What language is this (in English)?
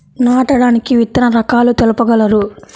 Telugu